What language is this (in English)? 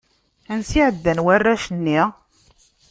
Kabyle